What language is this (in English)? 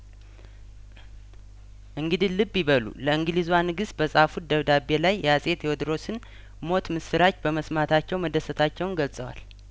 Amharic